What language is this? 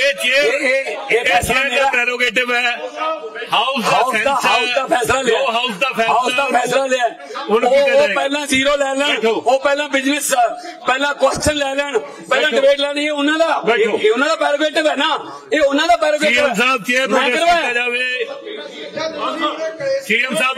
Punjabi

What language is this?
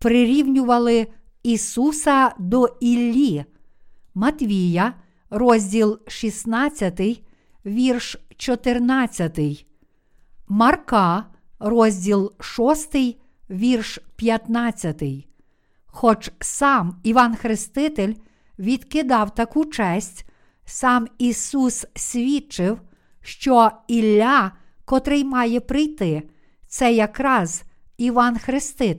Ukrainian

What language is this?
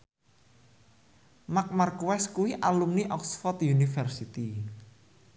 Javanese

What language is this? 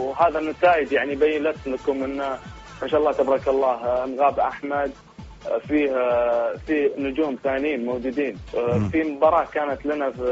Arabic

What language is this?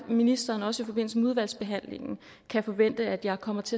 Danish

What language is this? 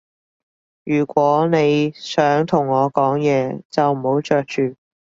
Cantonese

